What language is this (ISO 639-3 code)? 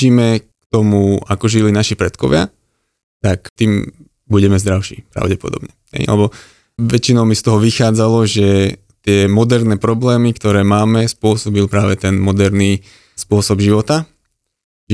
slk